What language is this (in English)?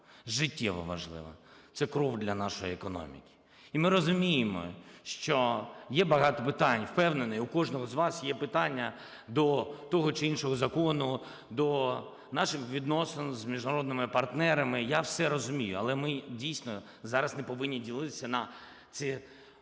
Ukrainian